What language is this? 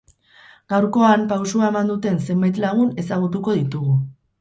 Basque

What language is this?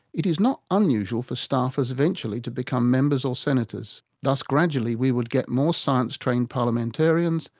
English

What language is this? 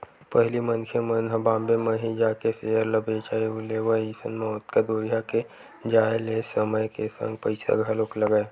Chhattisgarhi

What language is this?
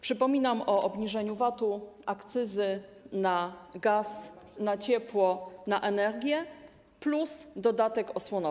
Polish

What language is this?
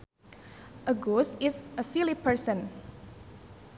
Sundanese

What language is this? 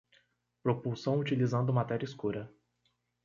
Portuguese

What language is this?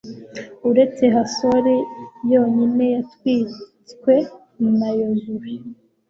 Kinyarwanda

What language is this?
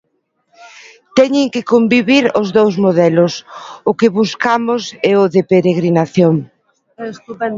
Galician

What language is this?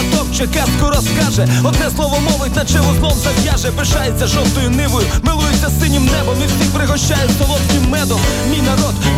Ukrainian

